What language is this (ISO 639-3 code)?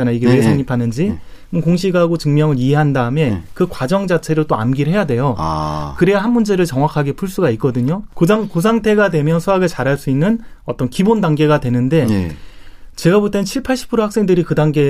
kor